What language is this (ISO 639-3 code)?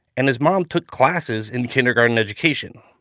eng